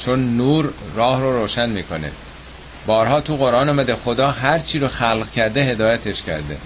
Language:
Persian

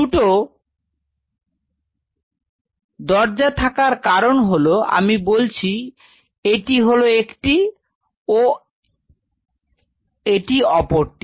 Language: Bangla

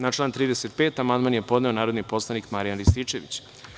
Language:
Serbian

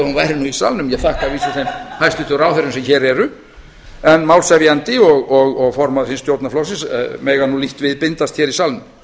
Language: Icelandic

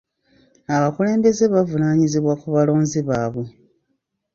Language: Ganda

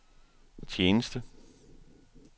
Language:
Danish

